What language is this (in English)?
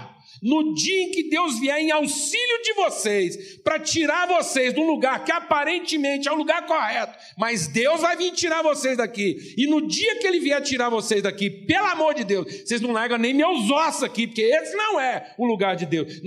Portuguese